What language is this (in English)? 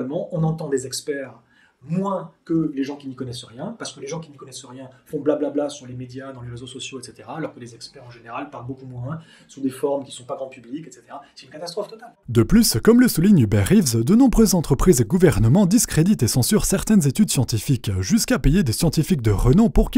French